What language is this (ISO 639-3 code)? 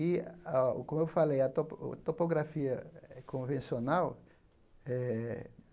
por